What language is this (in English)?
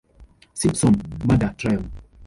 English